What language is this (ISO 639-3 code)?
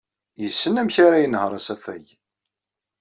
kab